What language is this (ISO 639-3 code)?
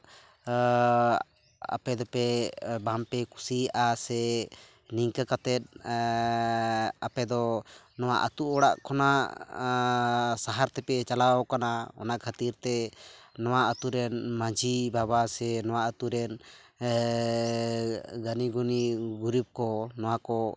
sat